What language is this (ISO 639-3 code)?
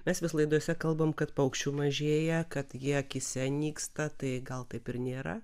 lit